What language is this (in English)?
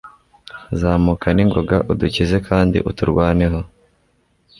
Kinyarwanda